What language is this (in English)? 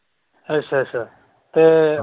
Punjabi